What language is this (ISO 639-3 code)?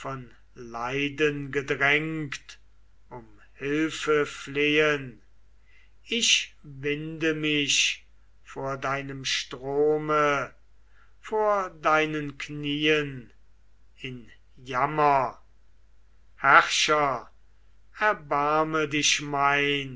deu